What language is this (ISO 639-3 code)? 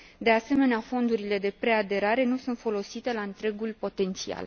ron